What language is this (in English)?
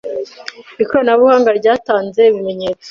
Kinyarwanda